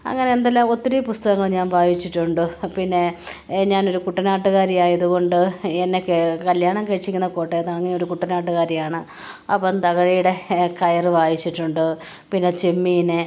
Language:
Malayalam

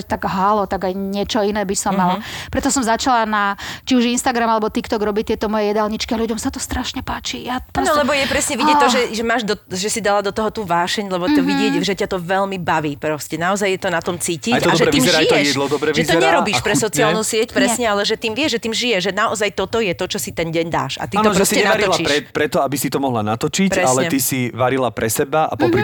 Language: Slovak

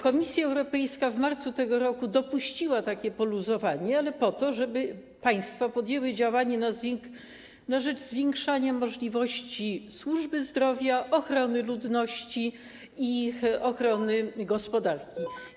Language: Polish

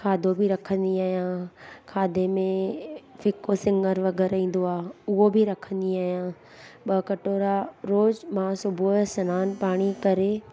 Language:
Sindhi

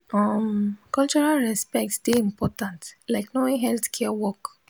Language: Nigerian Pidgin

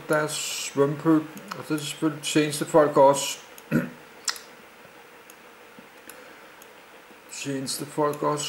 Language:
Danish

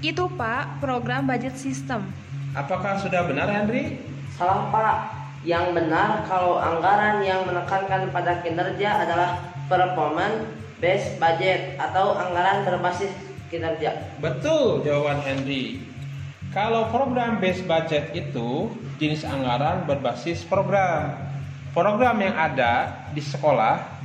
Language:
Indonesian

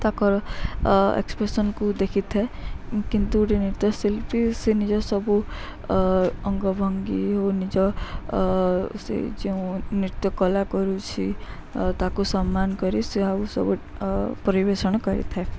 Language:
Odia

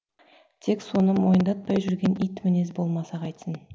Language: Kazakh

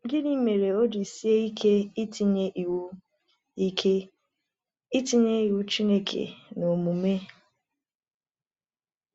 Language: Igbo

